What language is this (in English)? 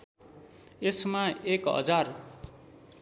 Nepali